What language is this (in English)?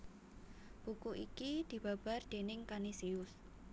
Javanese